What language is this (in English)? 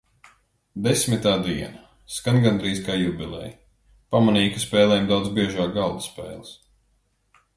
Latvian